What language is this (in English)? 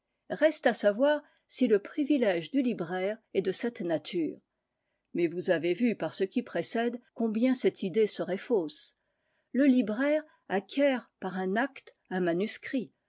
French